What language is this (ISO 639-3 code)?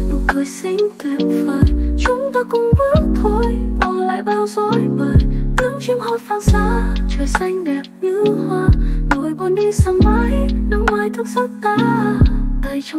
vie